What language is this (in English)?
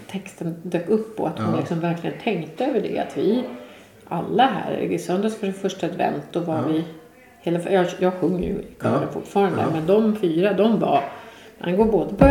Swedish